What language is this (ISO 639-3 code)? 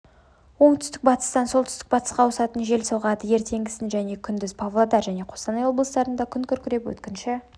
kaz